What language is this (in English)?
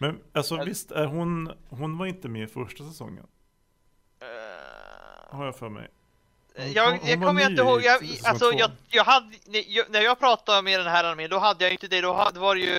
Swedish